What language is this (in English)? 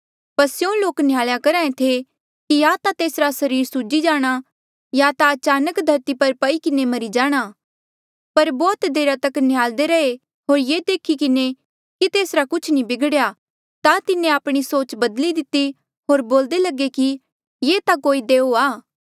Mandeali